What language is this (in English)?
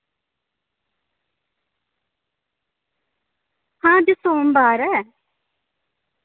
Dogri